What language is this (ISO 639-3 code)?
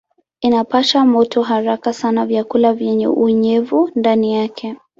swa